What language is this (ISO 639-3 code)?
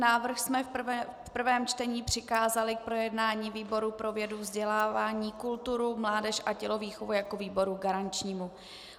ces